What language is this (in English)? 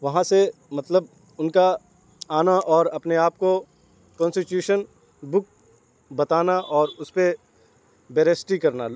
Urdu